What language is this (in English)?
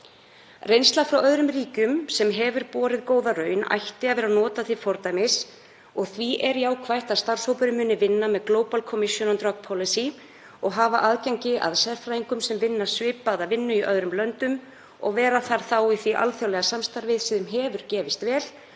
Icelandic